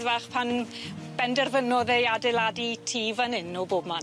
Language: Welsh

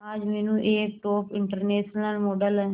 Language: Hindi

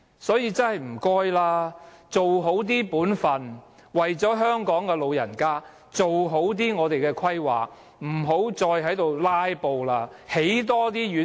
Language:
Cantonese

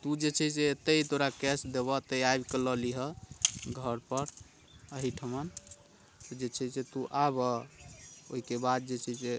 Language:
Maithili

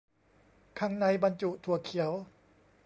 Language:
Thai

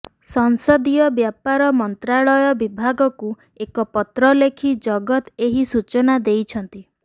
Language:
Odia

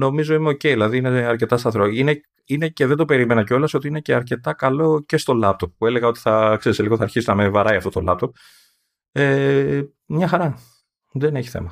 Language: Greek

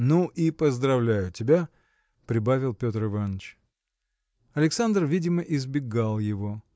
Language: Russian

